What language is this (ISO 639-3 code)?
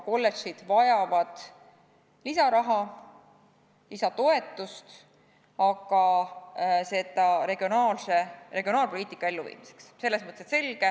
est